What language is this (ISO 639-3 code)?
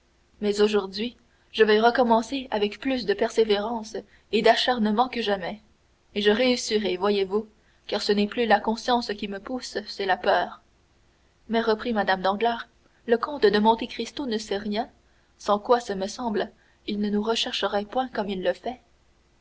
fra